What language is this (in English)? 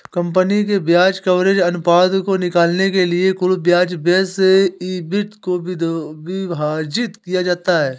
Hindi